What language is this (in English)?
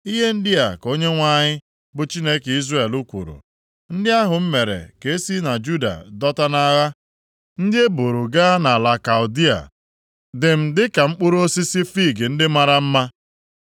Igbo